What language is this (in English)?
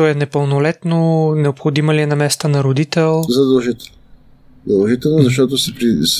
Bulgarian